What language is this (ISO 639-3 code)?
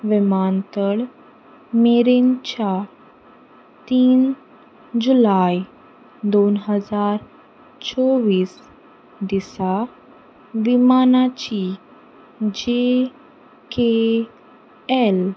kok